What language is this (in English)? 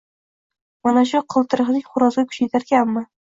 Uzbek